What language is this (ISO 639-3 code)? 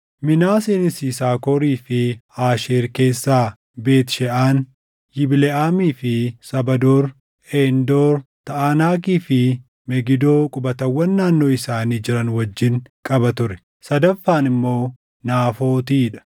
orm